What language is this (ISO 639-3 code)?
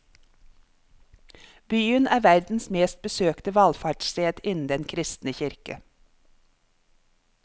nor